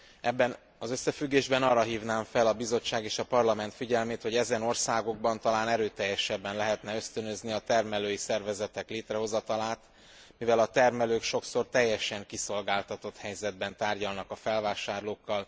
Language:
Hungarian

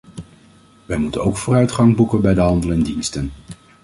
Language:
Dutch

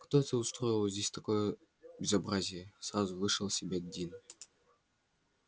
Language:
Russian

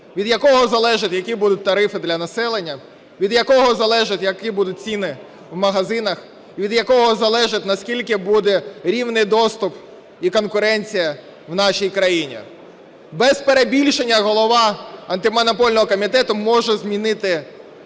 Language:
Ukrainian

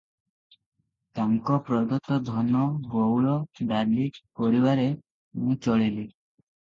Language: Odia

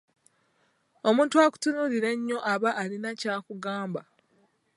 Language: Ganda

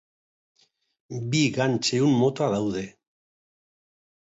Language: Basque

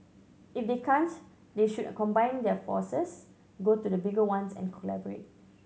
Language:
English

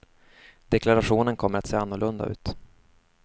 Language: Swedish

